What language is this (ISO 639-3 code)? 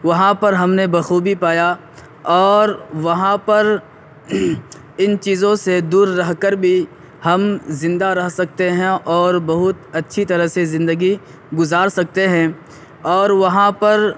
urd